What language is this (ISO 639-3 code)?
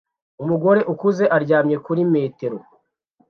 kin